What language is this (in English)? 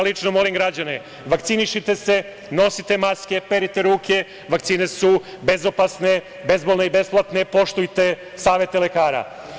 Serbian